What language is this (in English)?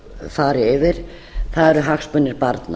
Icelandic